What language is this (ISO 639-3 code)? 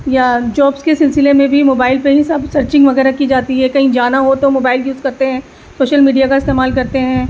urd